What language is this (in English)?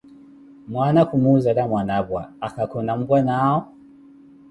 Koti